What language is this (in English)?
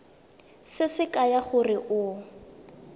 Tswana